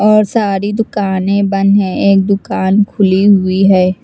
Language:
Hindi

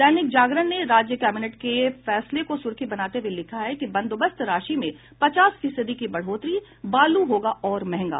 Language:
Hindi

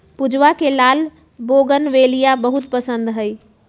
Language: Magahi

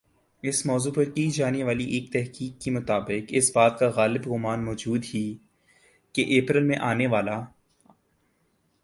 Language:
Urdu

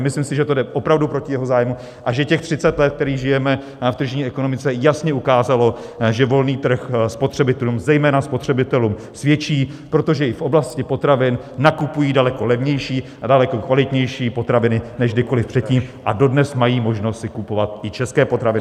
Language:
Czech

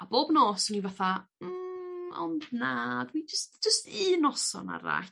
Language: Welsh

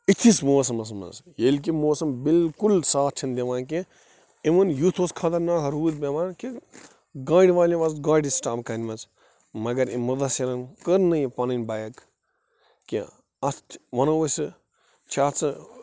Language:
Kashmiri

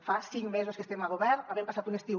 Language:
Catalan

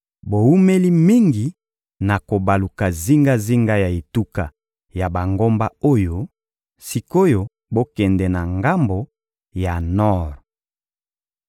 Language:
Lingala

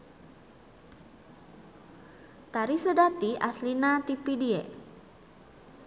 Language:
Sundanese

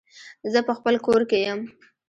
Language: Pashto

